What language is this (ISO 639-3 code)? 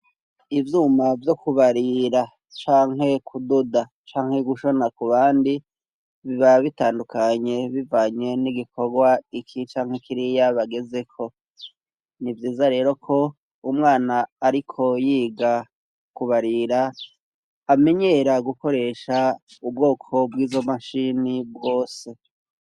run